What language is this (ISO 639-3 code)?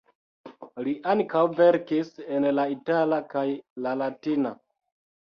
epo